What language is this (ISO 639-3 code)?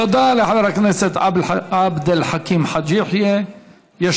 heb